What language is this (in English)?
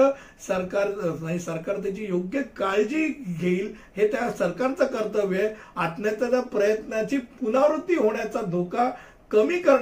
Hindi